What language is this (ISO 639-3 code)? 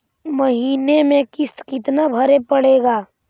mag